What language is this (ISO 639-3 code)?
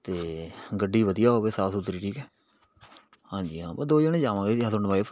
pan